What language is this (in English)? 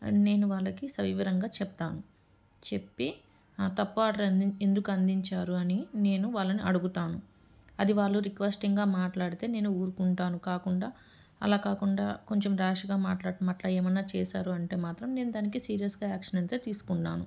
Telugu